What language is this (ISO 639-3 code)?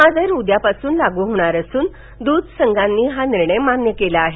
mar